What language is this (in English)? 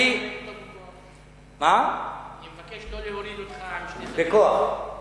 Hebrew